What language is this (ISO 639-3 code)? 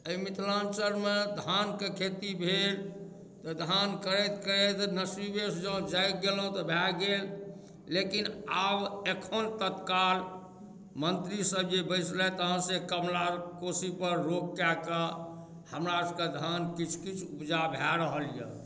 mai